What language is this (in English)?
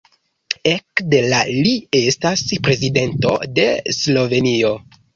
Esperanto